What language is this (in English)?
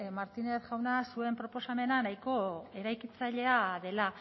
Basque